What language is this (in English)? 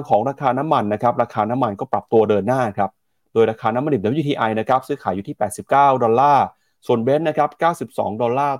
Thai